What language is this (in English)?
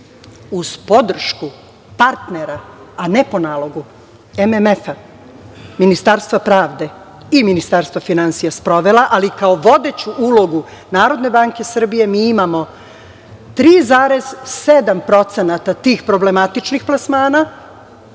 Serbian